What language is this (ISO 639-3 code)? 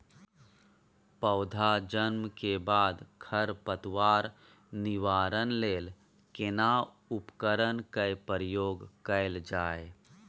mai